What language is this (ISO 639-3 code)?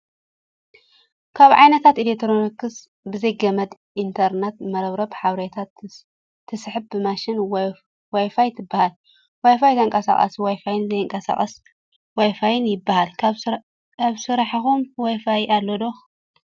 tir